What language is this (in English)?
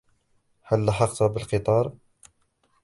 Arabic